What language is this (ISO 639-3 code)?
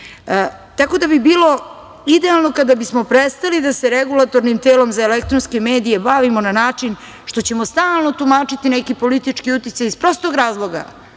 srp